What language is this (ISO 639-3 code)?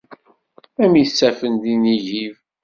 kab